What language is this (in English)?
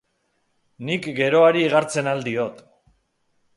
Basque